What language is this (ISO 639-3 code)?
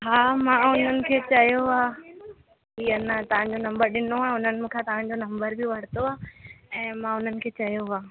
snd